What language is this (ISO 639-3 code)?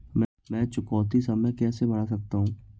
hin